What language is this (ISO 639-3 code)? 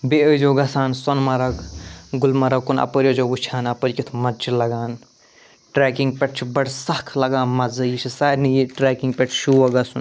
kas